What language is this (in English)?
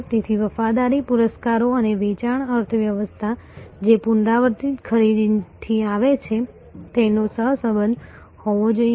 Gujarati